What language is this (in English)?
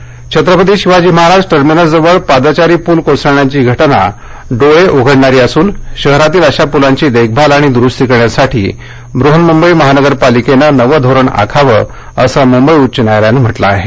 Marathi